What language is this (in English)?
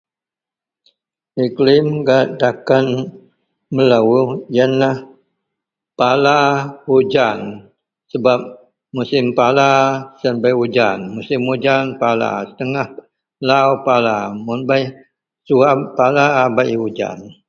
Central Melanau